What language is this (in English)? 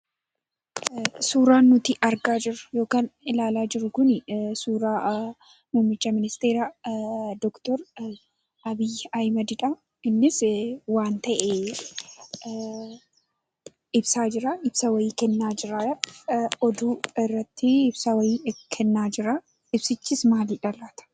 Oromo